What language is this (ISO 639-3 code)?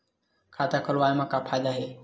hne